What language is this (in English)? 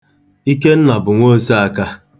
Igbo